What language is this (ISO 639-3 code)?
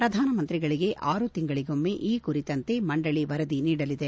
kan